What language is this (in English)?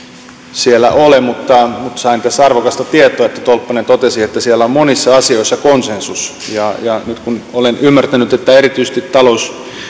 Finnish